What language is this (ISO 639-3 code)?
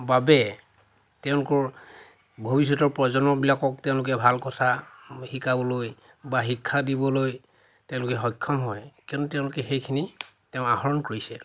asm